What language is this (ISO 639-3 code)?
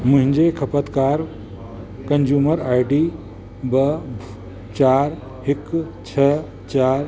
snd